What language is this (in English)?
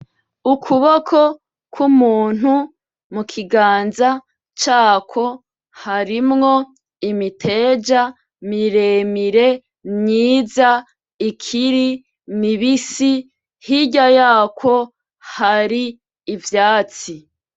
Rundi